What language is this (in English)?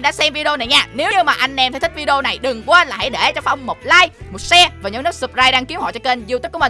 Vietnamese